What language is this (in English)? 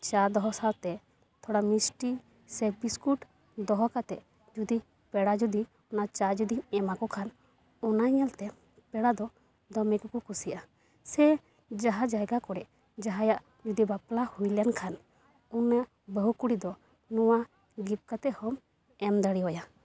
Santali